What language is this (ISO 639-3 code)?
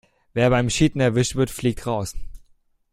deu